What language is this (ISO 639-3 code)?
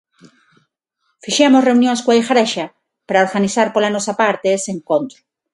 glg